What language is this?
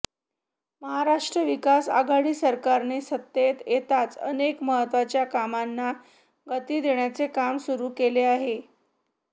Marathi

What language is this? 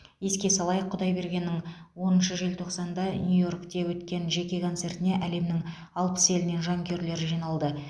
Kazakh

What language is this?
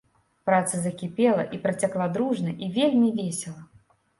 Belarusian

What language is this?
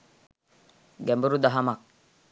Sinhala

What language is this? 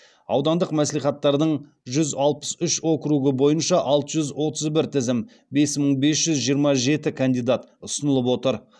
Kazakh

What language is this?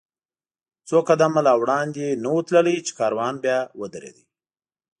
Pashto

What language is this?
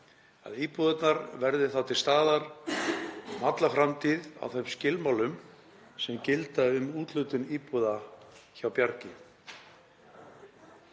Icelandic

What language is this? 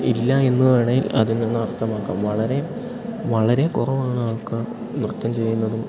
Malayalam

